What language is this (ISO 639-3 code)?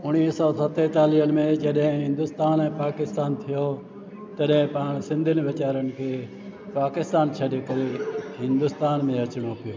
snd